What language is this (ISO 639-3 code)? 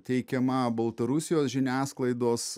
lit